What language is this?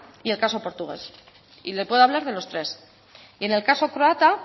Spanish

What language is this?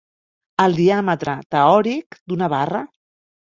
Catalan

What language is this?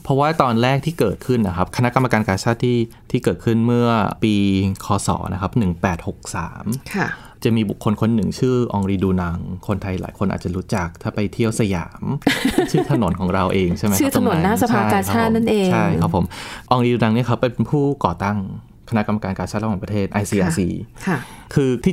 Thai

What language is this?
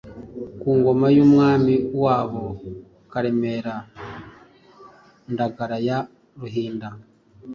Kinyarwanda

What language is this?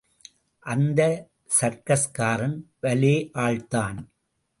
Tamil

